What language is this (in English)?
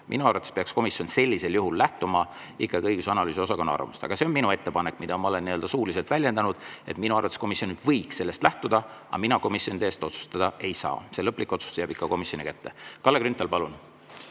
Estonian